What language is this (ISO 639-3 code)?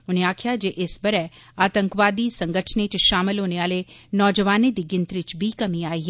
doi